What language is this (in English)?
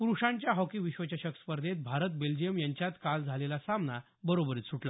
Marathi